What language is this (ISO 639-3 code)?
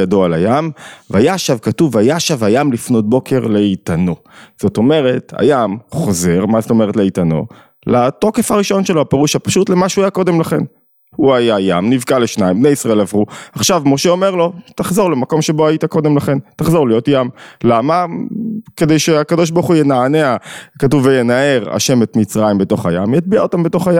heb